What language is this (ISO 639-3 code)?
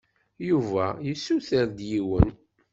kab